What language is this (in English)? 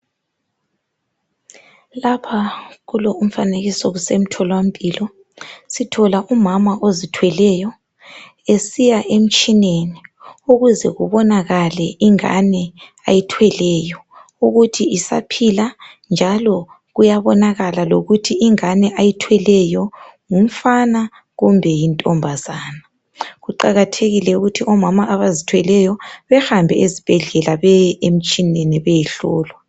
North Ndebele